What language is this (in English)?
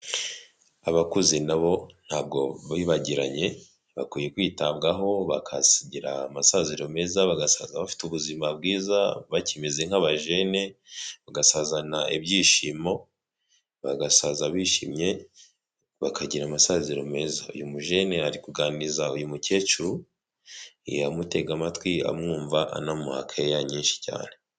Kinyarwanda